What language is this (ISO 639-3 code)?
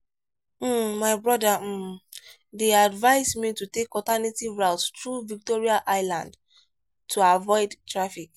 pcm